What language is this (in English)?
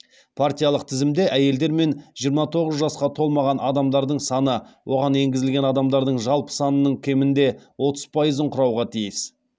Kazakh